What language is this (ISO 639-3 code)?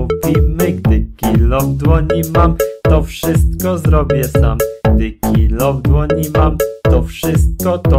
pol